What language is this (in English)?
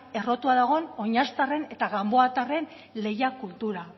Basque